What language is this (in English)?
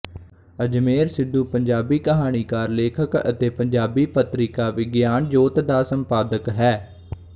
Punjabi